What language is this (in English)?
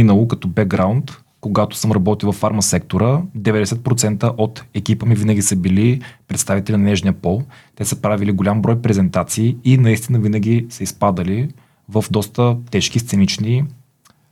Bulgarian